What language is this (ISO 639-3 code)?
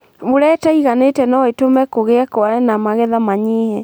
kik